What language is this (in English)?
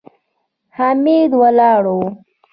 Pashto